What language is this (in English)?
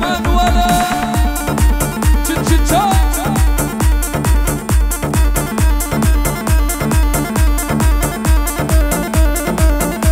Arabic